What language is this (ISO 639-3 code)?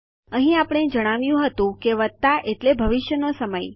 guj